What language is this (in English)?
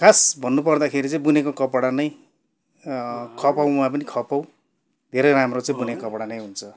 Nepali